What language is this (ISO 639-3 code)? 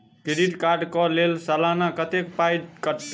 mai